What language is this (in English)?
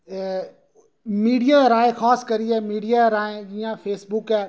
Dogri